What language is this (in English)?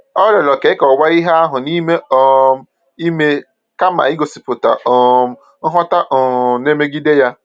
Igbo